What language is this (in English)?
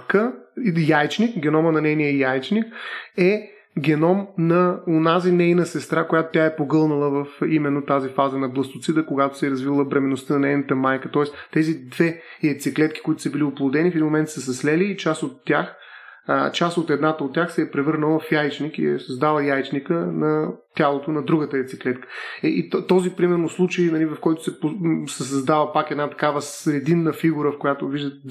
Bulgarian